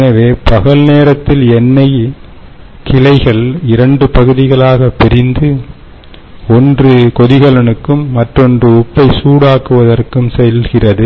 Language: Tamil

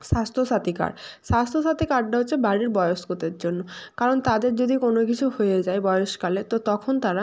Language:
Bangla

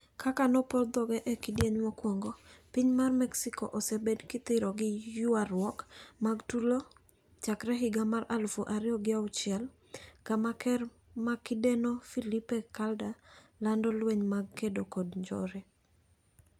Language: Luo (Kenya and Tanzania)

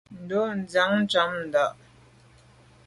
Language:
Medumba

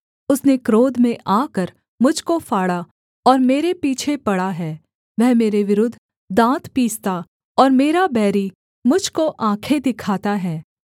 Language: Hindi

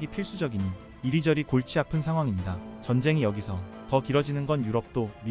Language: Korean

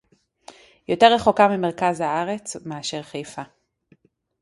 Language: Hebrew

